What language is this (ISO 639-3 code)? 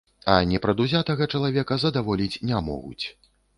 bel